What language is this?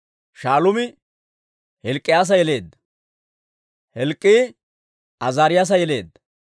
Dawro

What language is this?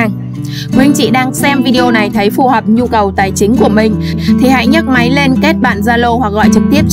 Vietnamese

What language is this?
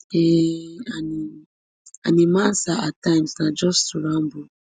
Nigerian Pidgin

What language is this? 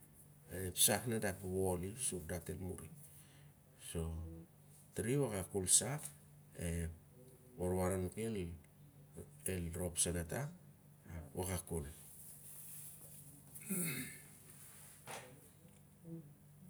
Siar-Lak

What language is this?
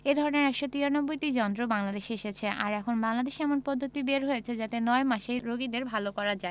Bangla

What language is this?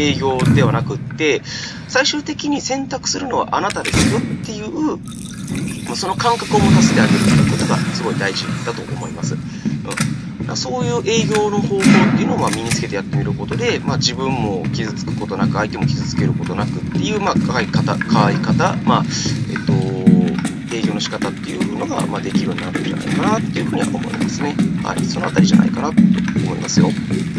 Japanese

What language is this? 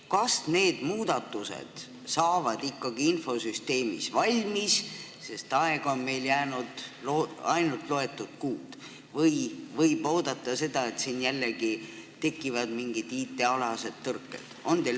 Estonian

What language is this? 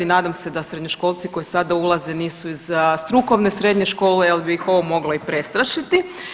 Croatian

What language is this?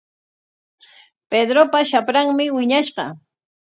Corongo Ancash Quechua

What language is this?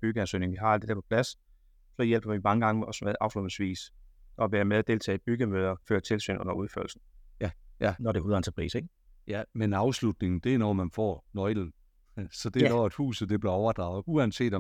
Danish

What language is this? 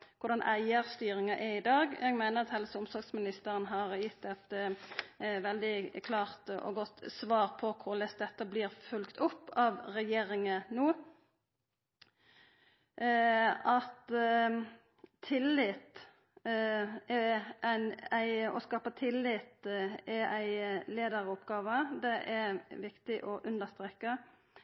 Norwegian Nynorsk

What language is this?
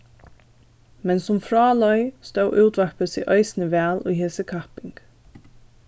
Faroese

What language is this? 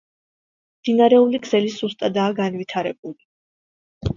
Georgian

